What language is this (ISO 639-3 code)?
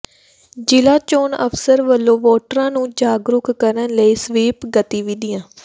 pan